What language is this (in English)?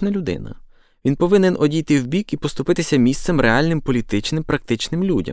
Ukrainian